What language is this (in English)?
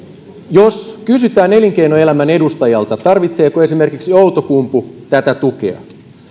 Finnish